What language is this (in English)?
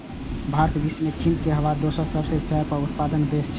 Maithili